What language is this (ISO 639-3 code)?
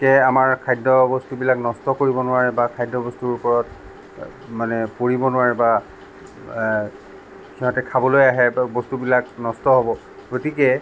asm